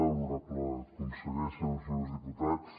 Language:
Catalan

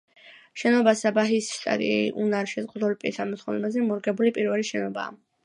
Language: Georgian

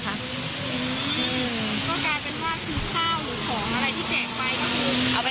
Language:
Thai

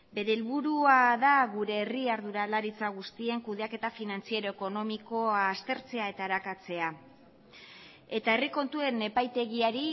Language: Basque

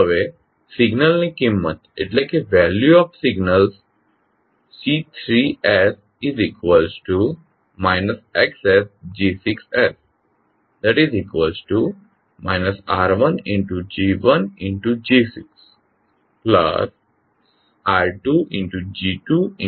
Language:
Gujarati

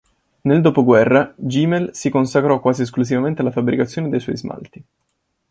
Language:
Italian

